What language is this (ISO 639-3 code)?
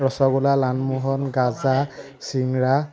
asm